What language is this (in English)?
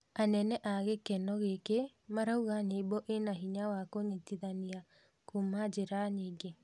Kikuyu